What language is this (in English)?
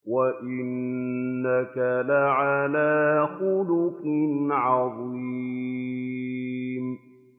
Arabic